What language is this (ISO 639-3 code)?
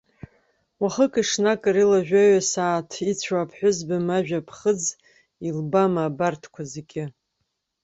abk